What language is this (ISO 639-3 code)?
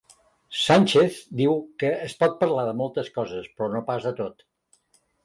cat